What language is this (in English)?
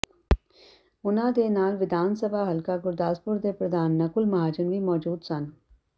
Punjabi